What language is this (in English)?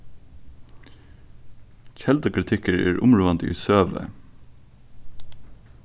Faroese